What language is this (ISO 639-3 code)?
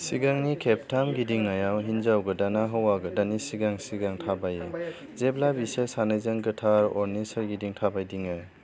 brx